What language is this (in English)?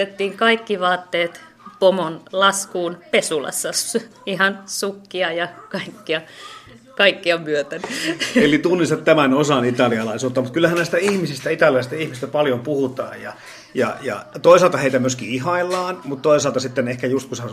Finnish